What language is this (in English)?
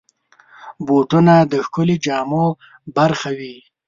Pashto